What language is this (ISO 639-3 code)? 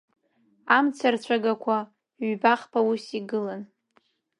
abk